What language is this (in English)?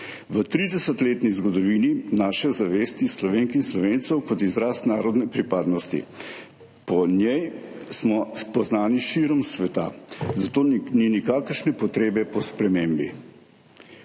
Slovenian